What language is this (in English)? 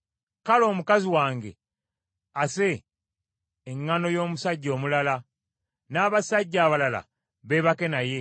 Ganda